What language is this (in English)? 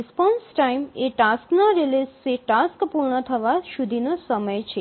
Gujarati